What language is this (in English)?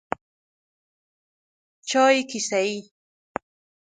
Persian